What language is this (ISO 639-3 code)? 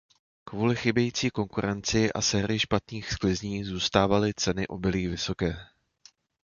ces